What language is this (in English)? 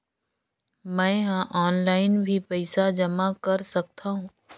Chhattisgarhi